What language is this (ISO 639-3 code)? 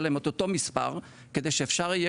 heb